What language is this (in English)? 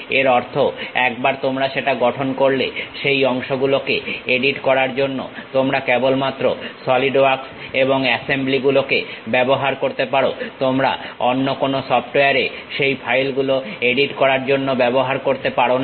Bangla